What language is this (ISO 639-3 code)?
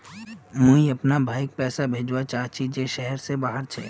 mag